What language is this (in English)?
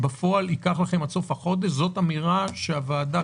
Hebrew